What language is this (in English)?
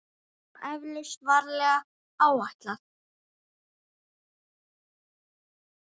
Icelandic